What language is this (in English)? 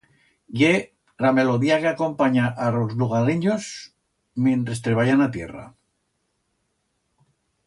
Aragonese